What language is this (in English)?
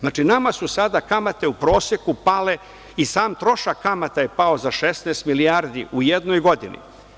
Serbian